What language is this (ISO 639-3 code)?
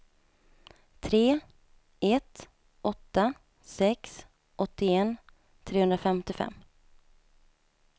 swe